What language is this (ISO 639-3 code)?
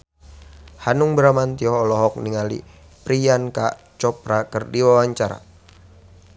sun